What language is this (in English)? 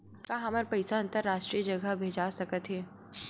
Chhattisgarhi